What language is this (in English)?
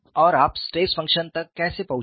Hindi